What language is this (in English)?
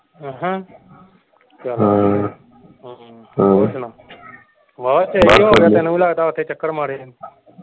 Punjabi